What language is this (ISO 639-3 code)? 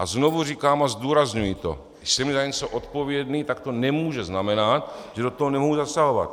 ces